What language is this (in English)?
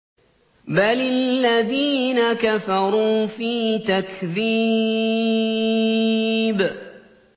Arabic